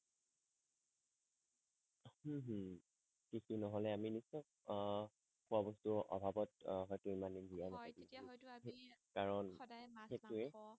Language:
Assamese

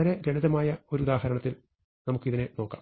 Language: Malayalam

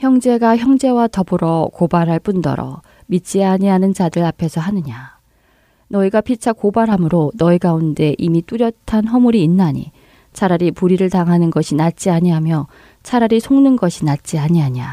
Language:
Korean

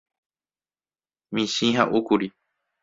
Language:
Guarani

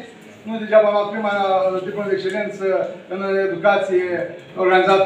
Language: Romanian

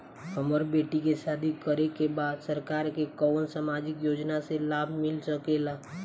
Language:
Bhojpuri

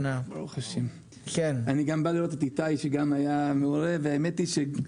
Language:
Hebrew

